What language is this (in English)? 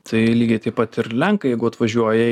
Lithuanian